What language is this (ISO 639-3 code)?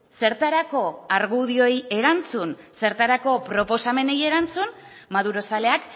eus